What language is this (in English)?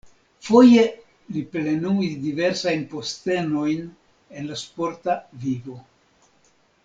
Esperanto